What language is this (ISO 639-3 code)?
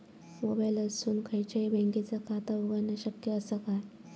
mar